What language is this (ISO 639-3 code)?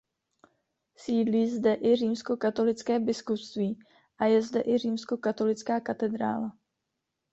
ces